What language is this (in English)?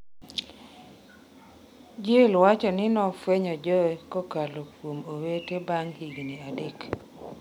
Luo (Kenya and Tanzania)